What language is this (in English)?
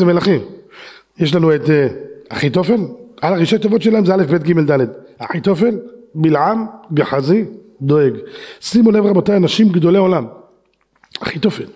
Hebrew